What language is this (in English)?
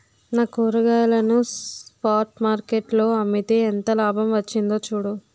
Telugu